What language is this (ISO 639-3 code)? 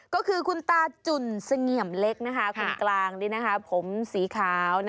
tha